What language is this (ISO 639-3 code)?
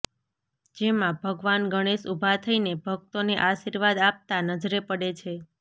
guj